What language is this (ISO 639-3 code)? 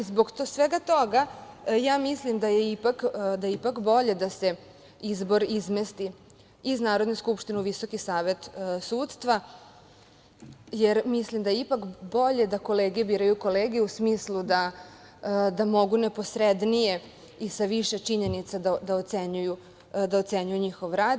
srp